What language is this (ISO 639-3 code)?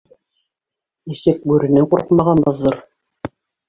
bak